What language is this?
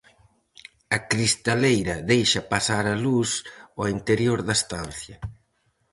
Galician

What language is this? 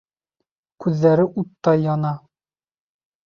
Bashkir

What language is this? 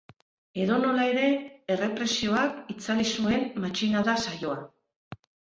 Basque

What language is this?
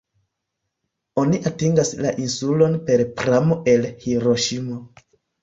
Esperanto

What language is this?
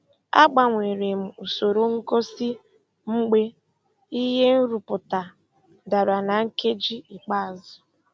Igbo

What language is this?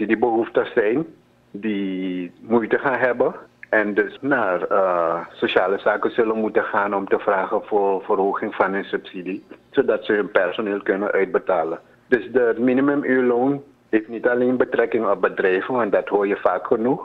Dutch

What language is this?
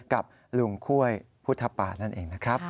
Thai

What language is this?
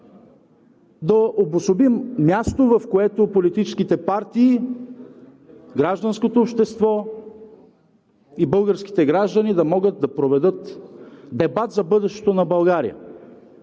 Bulgarian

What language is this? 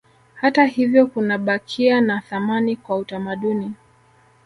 Swahili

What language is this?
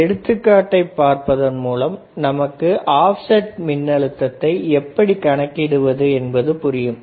Tamil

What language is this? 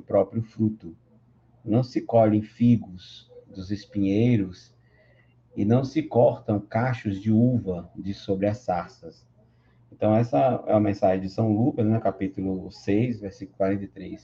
Portuguese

